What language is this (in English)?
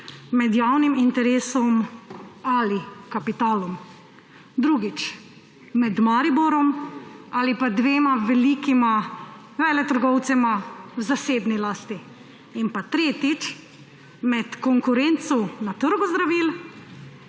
Slovenian